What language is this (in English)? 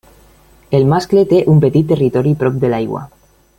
Catalan